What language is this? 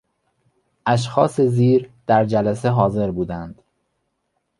Persian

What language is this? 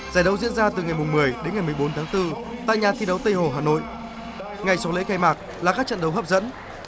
Vietnamese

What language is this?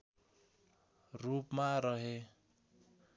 Nepali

